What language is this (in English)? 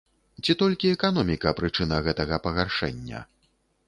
Belarusian